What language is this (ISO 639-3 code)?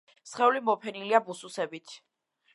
kat